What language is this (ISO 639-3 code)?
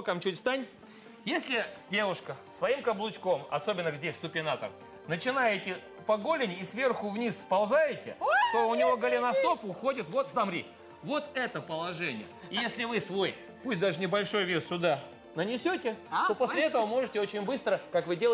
rus